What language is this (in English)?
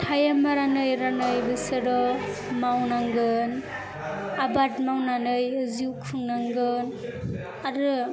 Bodo